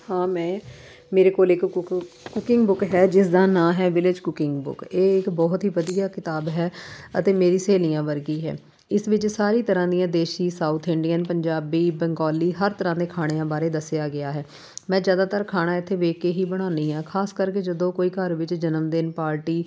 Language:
Punjabi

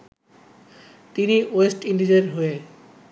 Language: Bangla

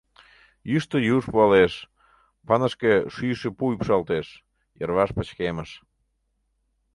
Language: Mari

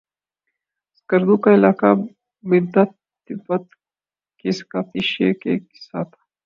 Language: Urdu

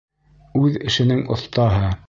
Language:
Bashkir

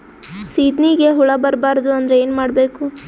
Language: Kannada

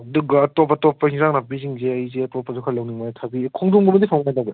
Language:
Manipuri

